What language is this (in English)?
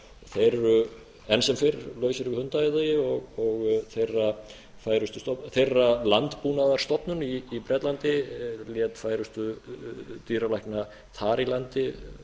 Icelandic